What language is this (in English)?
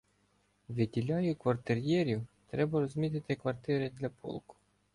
Ukrainian